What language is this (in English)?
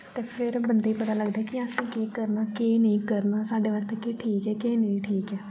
Dogri